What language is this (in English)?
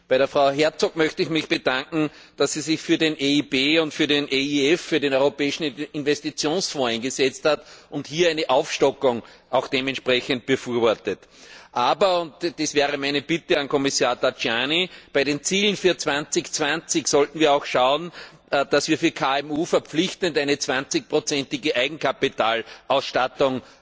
German